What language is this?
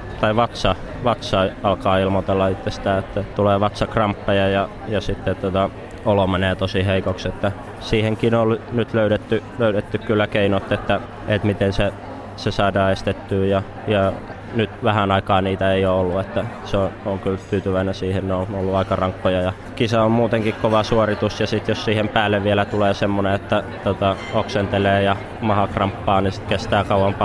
Finnish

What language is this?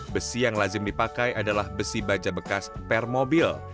Indonesian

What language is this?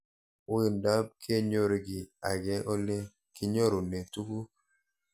Kalenjin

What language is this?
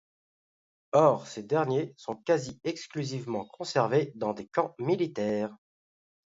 French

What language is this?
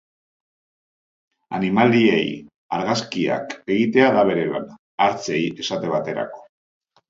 Basque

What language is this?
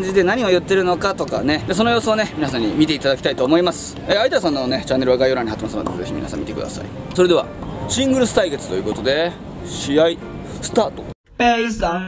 Japanese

